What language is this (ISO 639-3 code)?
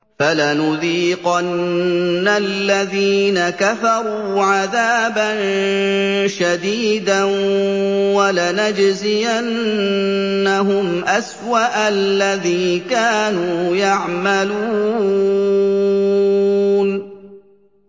ara